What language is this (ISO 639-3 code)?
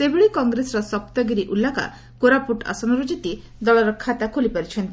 ori